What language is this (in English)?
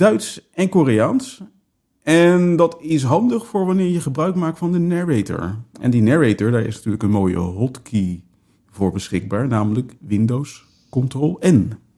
Dutch